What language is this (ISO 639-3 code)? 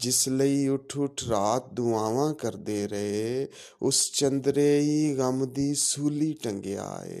pan